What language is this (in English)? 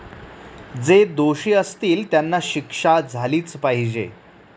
Marathi